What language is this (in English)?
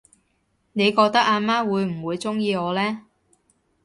Cantonese